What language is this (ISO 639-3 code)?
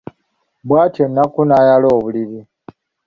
lug